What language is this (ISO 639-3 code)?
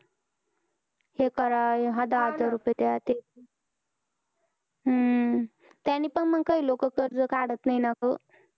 mar